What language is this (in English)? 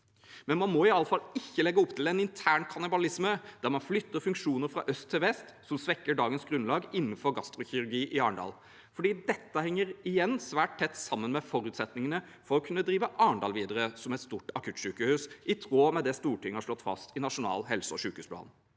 Norwegian